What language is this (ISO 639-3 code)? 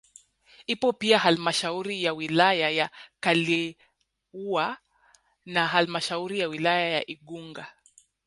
swa